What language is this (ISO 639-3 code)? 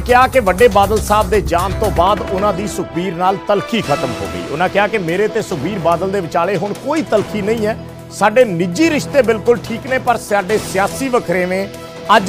hin